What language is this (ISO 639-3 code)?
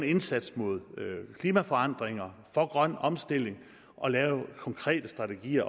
dan